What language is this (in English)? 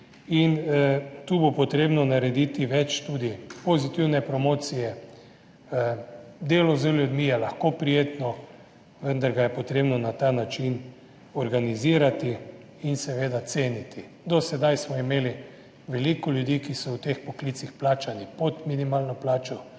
Slovenian